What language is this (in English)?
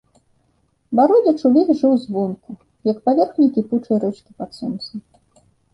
Belarusian